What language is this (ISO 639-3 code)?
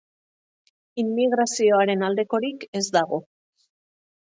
eus